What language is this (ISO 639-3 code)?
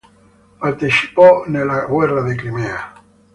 ita